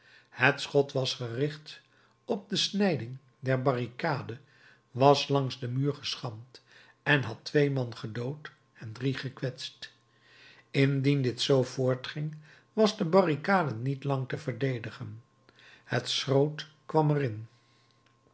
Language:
Dutch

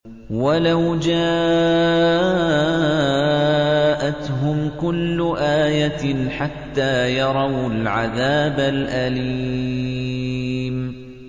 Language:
Arabic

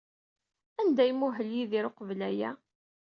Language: Kabyle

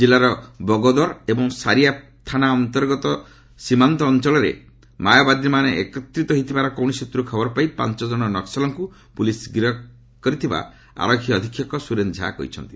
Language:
Odia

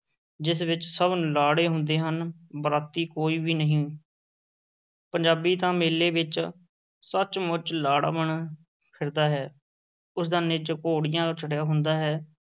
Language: Punjabi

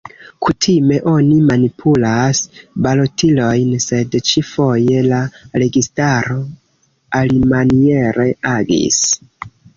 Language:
Esperanto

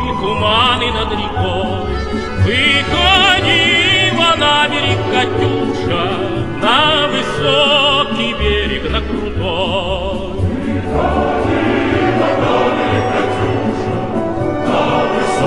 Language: Persian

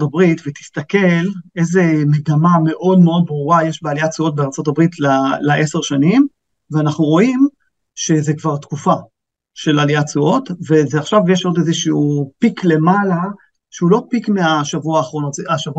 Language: Hebrew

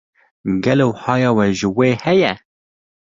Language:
Kurdish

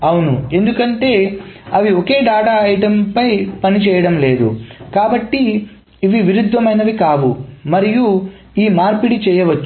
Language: Telugu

